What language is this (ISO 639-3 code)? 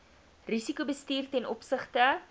afr